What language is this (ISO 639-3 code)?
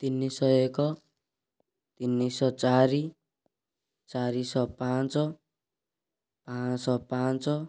ori